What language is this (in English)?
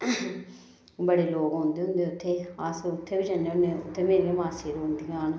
Dogri